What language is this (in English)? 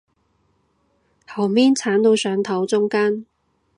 Cantonese